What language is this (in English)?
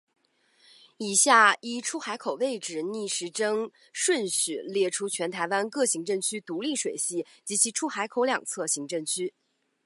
Chinese